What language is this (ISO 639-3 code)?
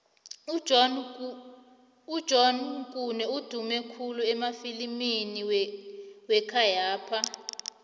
nbl